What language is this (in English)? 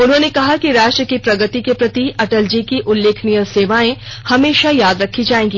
Hindi